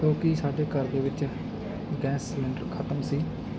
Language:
Punjabi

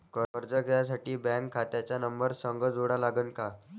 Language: Marathi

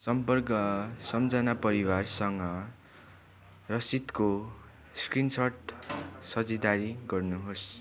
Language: Nepali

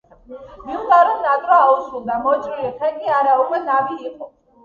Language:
Georgian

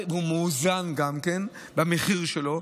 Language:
Hebrew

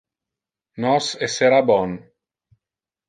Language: Interlingua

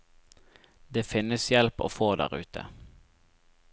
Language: Norwegian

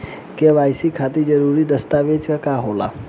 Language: Bhojpuri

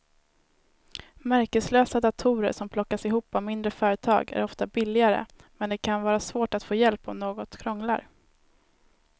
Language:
Swedish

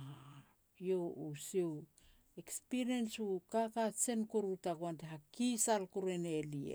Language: Petats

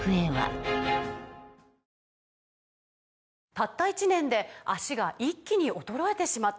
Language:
Japanese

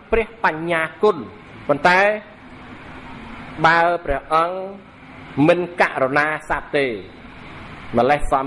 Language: Vietnamese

